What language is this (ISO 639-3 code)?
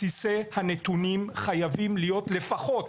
heb